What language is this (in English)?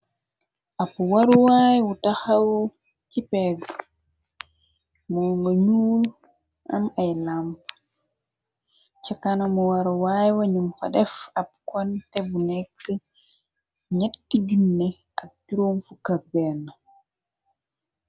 Wolof